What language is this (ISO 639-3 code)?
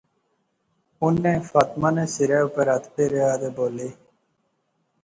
phr